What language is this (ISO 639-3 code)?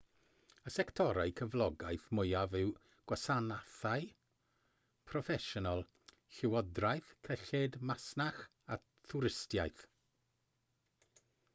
cym